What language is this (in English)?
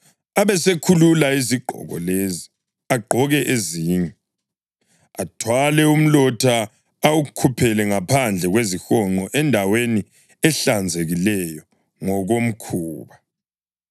North Ndebele